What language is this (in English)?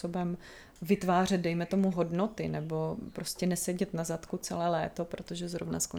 Czech